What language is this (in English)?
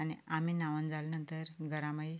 Konkani